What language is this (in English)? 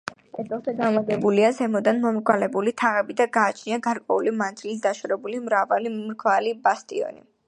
Georgian